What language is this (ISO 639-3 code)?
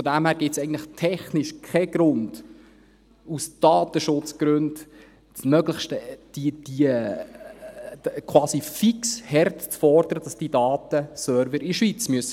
gsw